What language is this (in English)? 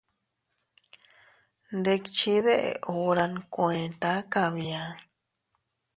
Teutila Cuicatec